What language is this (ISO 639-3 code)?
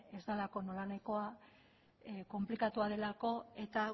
eus